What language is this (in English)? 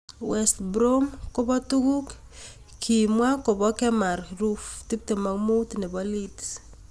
Kalenjin